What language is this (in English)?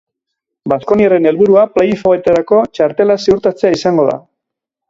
Basque